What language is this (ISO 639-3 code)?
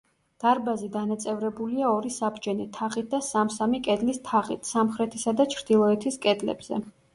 kat